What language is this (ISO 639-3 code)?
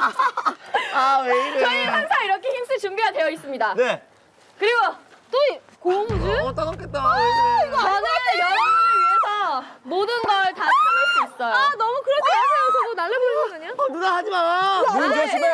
kor